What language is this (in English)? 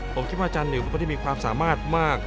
Thai